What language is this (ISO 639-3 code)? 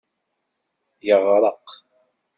kab